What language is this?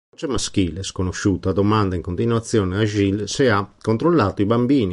Italian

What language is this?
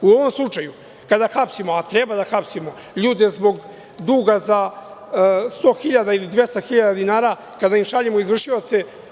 Serbian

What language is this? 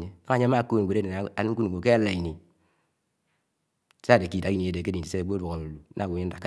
Anaang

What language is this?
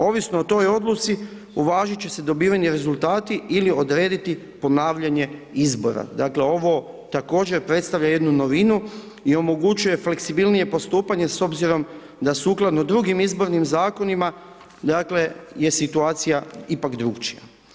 Croatian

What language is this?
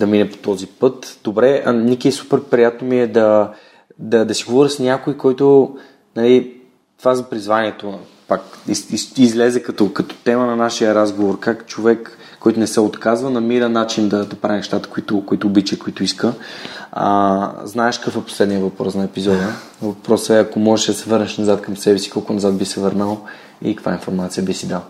Bulgarian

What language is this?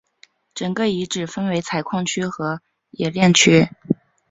Chinese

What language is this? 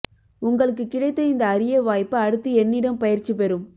Tamil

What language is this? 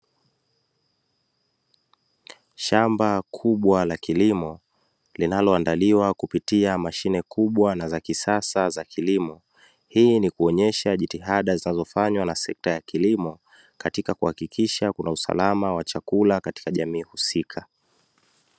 Swahili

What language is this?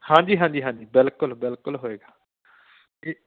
Punjabi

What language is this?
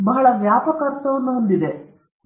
Kannada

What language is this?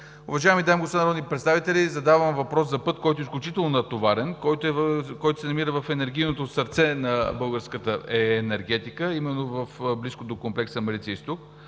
Bulgarian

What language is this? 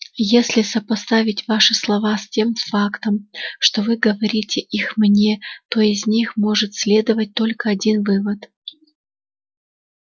Russian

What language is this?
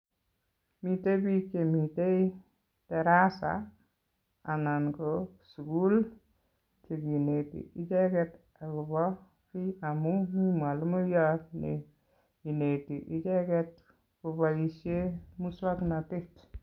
Kalenjin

